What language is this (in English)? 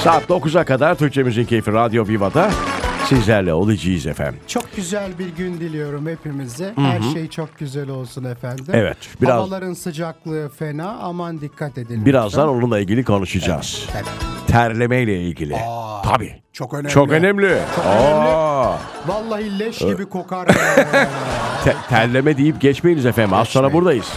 Turkish